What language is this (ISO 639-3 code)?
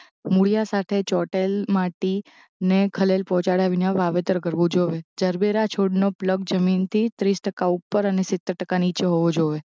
guj